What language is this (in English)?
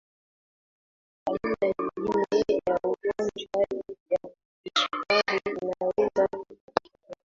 Swahili